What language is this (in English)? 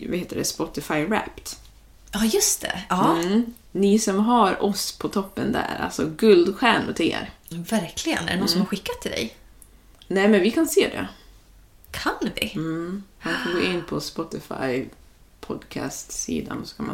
Swedish